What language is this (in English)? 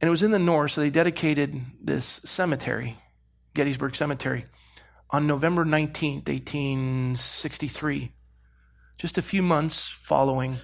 English